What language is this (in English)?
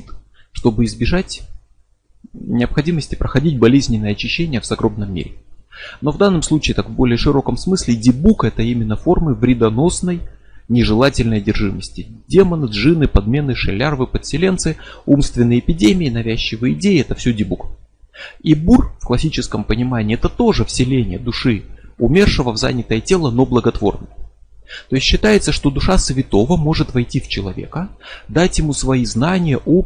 Russian